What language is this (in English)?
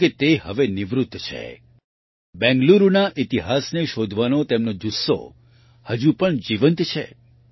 Gujarati